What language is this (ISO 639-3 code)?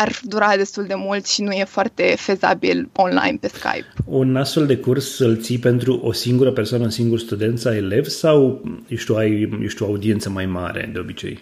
ron